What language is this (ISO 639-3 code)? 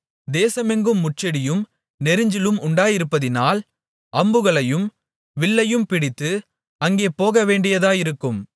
tam